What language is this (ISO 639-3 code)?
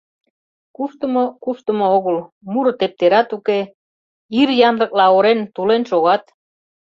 chm